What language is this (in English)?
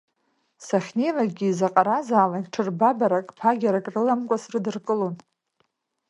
Abkhazian